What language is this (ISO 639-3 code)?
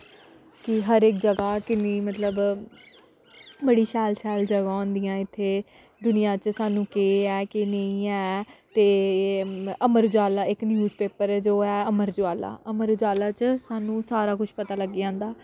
doi